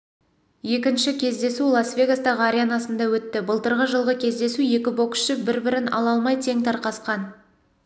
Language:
Kazakh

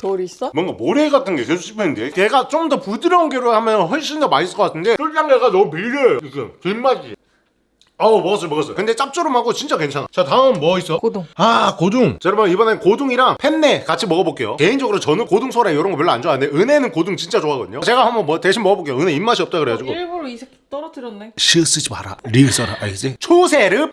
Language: Korean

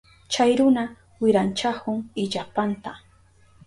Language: Southern Pastaza Quechua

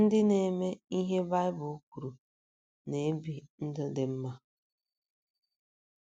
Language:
Igbo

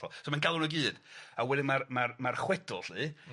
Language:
Welsh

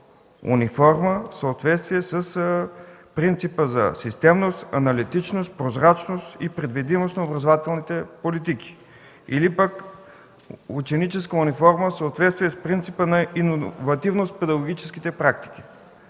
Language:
Bulgarian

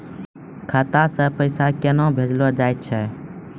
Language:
Maithili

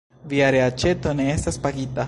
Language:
Esperanto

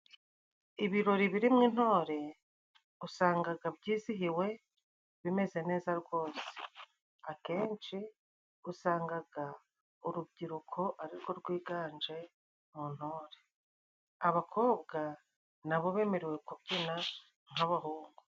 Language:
Kinyarwanda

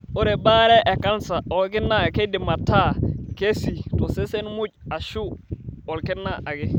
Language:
Masai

